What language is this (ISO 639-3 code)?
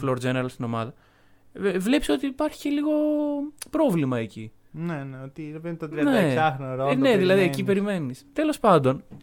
ell